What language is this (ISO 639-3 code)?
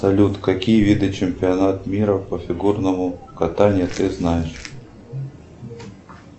rus